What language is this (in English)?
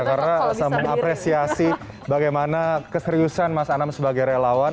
Indonesian